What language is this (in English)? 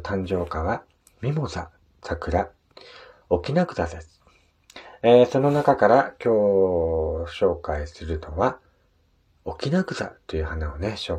Japanese